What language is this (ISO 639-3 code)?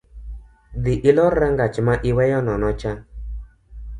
luo